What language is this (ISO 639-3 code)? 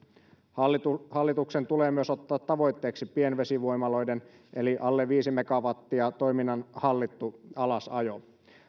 fin